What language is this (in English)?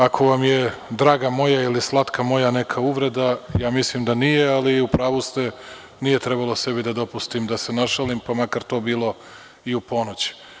Serbian